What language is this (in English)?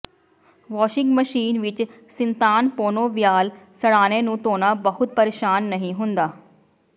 Punjabi